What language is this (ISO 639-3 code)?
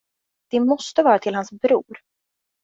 swe